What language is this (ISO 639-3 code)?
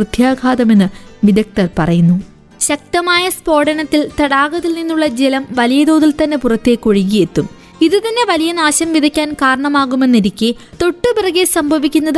mal